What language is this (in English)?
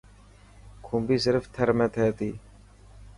Dhatki